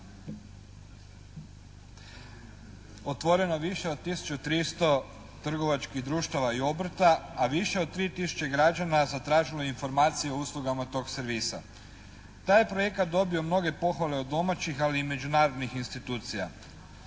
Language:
Croatian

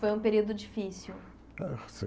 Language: Portuguese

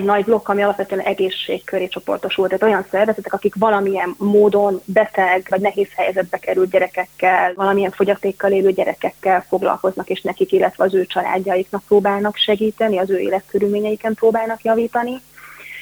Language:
Hungarian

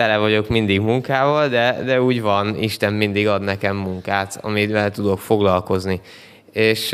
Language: Hungarian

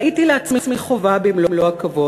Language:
Hebrew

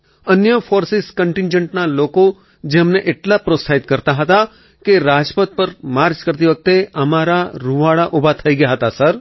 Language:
Gujarati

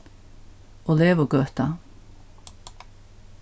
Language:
Faroese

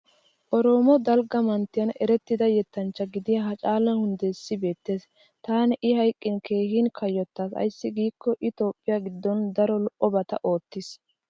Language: Wolaytta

